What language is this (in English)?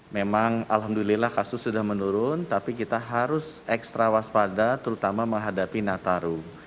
Indonesian